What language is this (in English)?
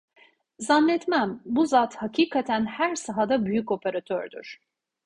Turkish